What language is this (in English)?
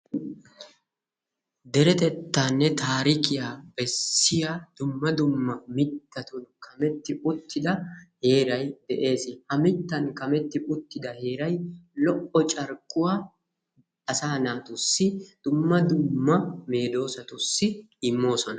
Wolaytta